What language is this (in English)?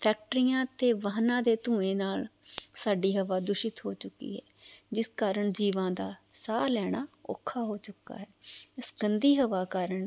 Punjabi